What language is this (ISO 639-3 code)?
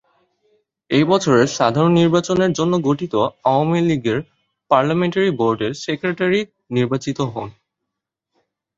ben